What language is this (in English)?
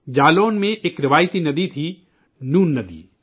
Urdu